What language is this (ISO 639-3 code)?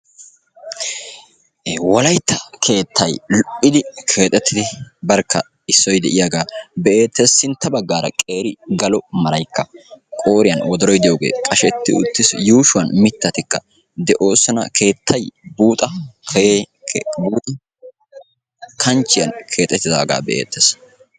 wal